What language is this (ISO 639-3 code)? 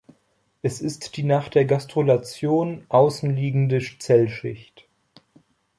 deu